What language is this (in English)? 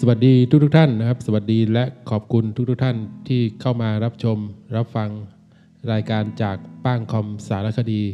Thai